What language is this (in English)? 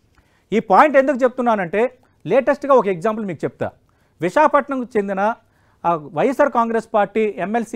Telugu